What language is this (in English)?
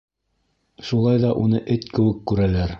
Bashkir